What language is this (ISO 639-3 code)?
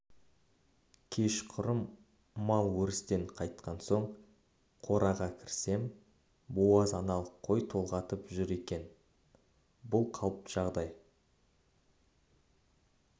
kaz